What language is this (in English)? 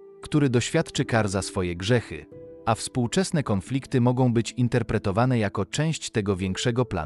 Polish